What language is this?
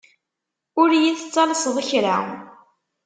Kabyle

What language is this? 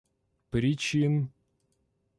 Russian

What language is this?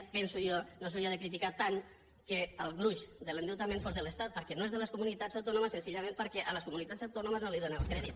Catalan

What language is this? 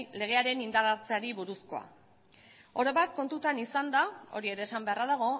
Basque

